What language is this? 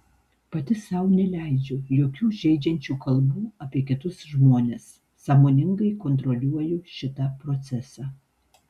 Lithuanian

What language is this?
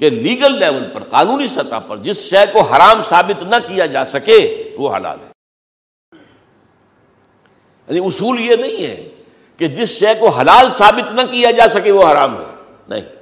Urdu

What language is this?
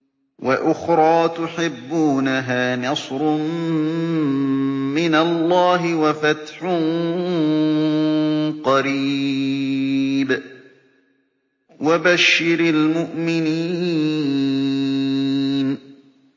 Arabic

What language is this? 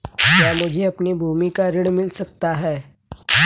Hindi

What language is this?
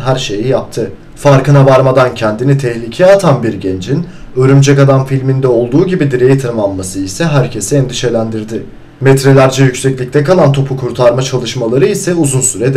Turkish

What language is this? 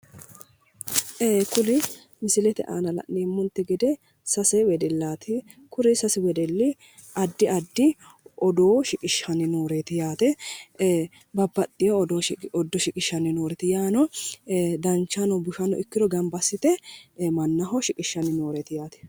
Sidamo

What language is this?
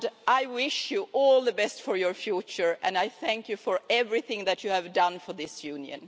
English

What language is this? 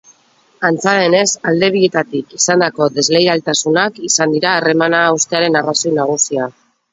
Basque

